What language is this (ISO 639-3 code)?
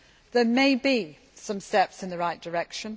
eng